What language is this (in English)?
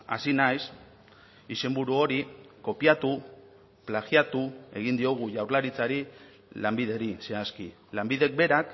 Basque